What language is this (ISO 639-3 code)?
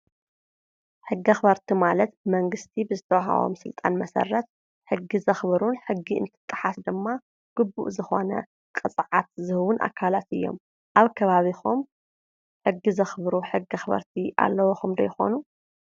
tir